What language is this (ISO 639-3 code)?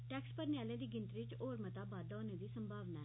doi